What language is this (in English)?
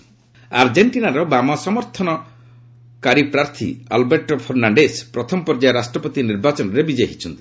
Odia